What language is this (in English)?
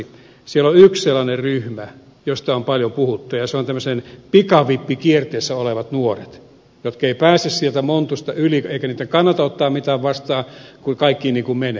Finnish